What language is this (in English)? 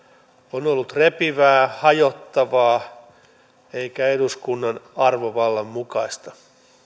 Finnish